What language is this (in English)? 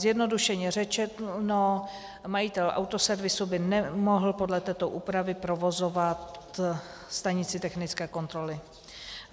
Czech